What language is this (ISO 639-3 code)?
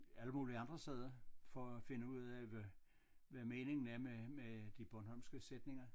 dan